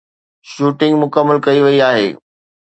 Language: Sindhi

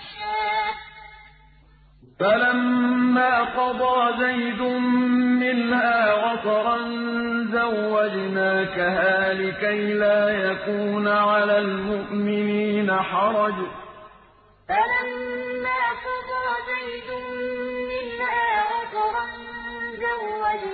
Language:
Arabic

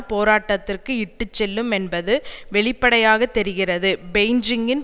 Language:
Tamil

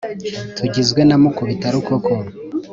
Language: Kinyarwanda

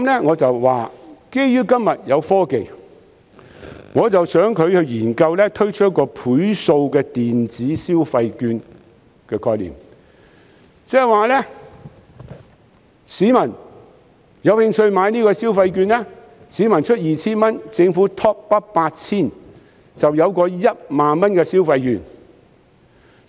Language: Cantonese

